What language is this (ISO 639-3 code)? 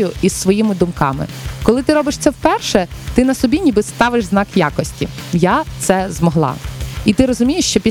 ukr